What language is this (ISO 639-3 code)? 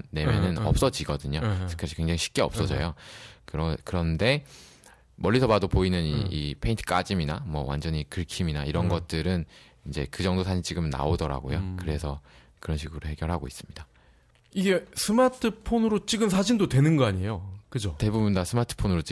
kor